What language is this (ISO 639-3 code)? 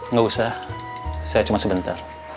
ind